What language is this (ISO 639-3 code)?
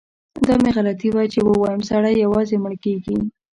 pus